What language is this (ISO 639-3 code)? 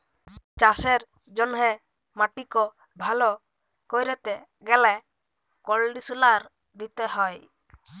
ben